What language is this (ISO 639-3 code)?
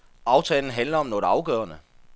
dan